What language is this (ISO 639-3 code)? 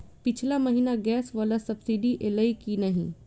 mai